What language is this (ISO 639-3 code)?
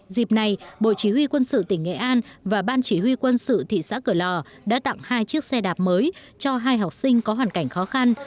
vie